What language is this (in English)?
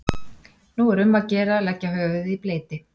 Icelandic